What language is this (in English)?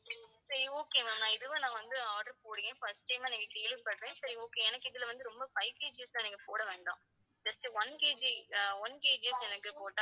Tamil